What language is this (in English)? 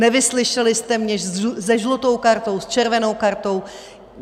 Czech